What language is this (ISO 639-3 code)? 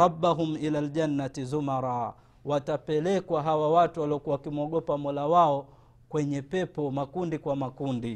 swa